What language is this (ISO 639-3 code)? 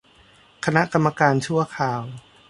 tha